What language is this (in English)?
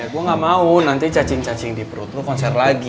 Indonesian